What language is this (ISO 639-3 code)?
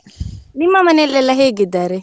kan